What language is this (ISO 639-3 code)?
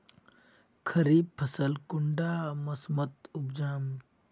mag